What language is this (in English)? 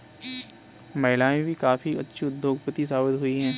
Hindi